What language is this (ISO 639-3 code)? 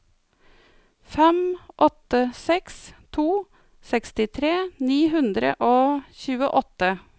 nor